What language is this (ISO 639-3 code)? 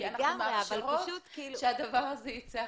heb